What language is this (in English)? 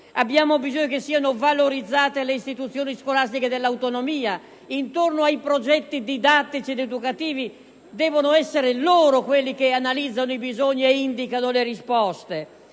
Italian